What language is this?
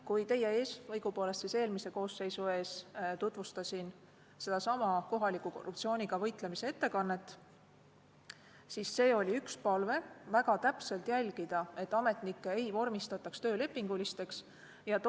Estonian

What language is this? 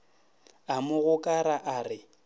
Northern Sotho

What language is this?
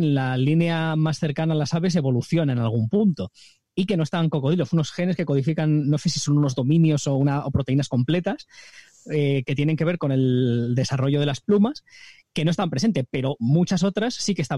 Spanish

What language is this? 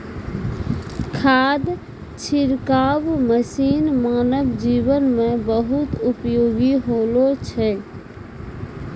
Maithili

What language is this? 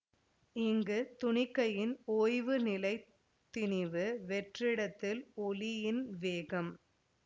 Tamil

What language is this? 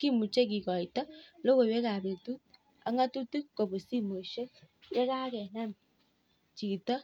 Kalenjin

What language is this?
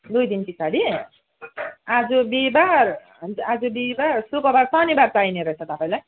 Nepali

